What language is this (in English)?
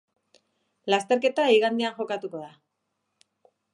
Basque